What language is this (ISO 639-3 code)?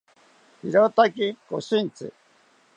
cpy